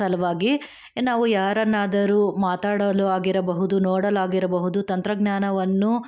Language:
Kannada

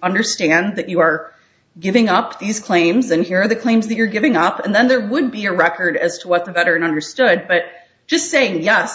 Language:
English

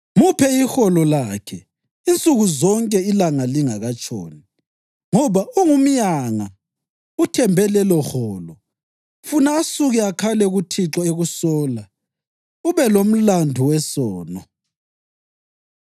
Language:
North Ndebele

